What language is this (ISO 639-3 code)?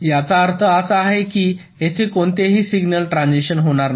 mar